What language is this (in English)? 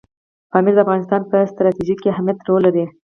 Pashto